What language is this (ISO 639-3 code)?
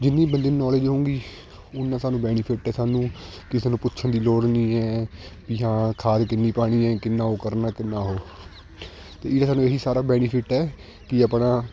pan